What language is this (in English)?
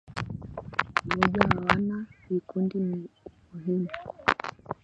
Swahili